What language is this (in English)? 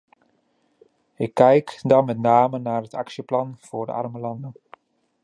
Dutch